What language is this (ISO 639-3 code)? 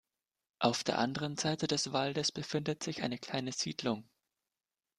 deu